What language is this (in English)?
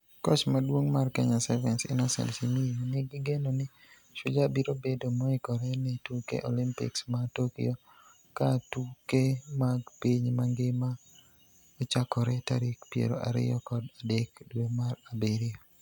Luo (Kenya and Tanzania)